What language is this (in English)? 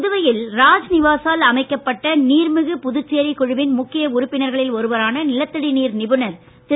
Tamil